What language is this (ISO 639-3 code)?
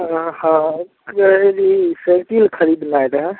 mai